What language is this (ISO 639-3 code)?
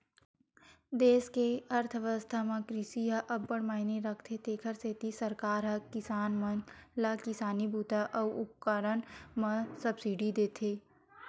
hne